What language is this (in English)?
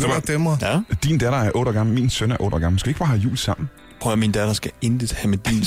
Danish